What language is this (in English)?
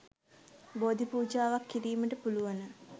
Sinhala